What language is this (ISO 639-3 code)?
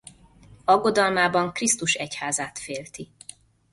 hun